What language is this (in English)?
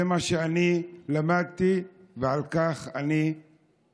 Hebrew